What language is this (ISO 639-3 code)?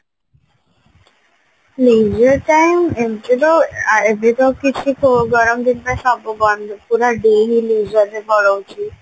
ori